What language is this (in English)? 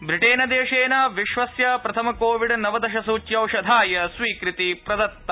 Sanskrit